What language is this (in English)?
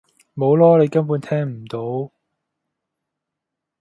Cantonese